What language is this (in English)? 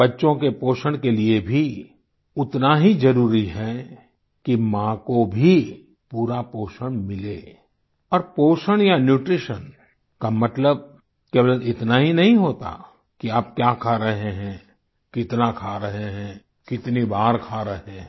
Hindi